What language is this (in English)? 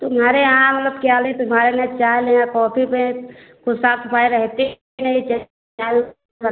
Hindi